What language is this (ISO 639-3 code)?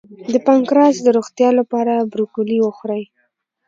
pus